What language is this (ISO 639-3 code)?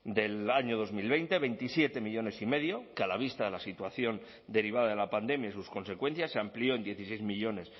spa